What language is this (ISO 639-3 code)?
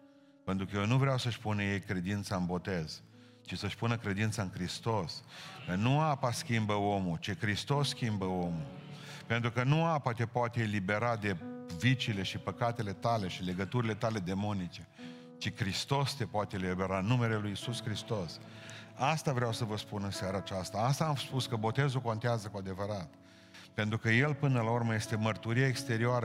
ron